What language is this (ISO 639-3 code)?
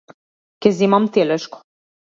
mkd